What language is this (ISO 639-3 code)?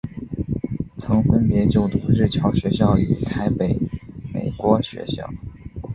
zho